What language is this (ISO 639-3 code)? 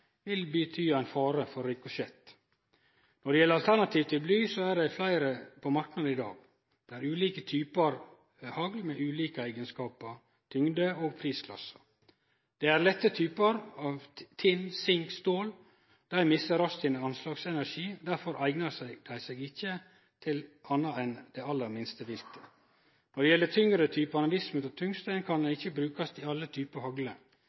nno